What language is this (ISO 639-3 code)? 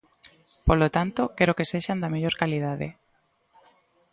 glg